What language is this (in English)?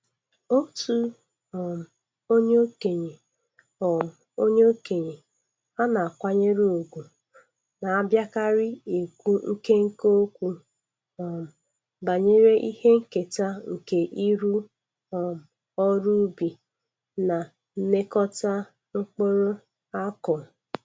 Igbo